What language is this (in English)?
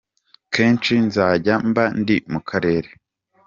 Kinyarwanda